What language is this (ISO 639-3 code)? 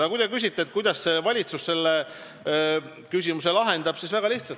est